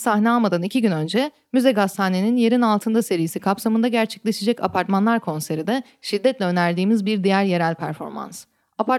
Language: Turkish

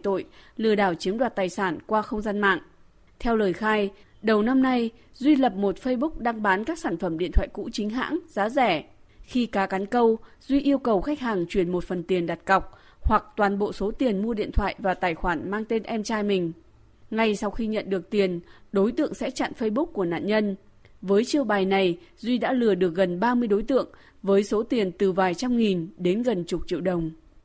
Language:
Vietnamese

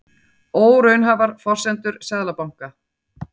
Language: Icelandic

